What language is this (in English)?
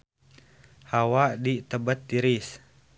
Sundanese